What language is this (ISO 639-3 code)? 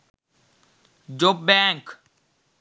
sin